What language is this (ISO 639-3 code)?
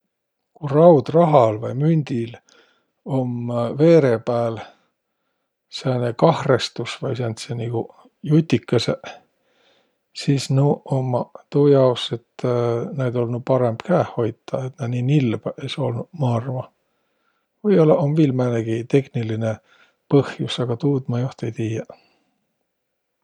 vro